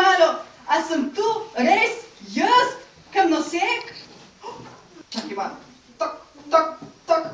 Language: Czech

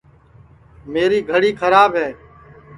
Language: Sansi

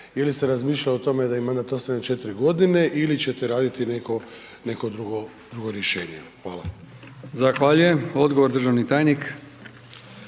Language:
Croatian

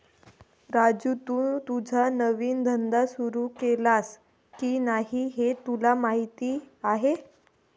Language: Marathi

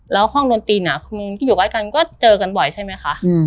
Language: Thai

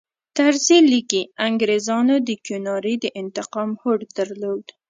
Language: Pashto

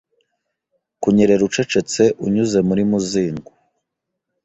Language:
Kinyarwanda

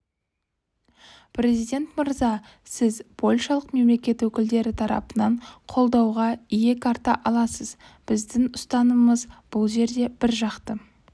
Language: Kazakh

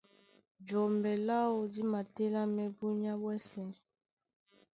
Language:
Duala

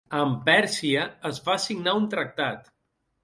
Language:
Catalan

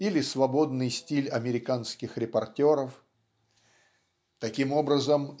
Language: Russian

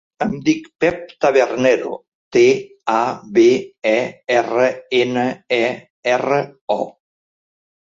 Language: Catalan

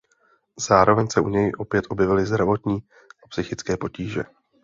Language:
Czech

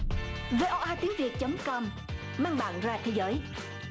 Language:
Vietnamese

